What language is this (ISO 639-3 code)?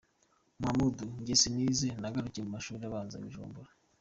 kin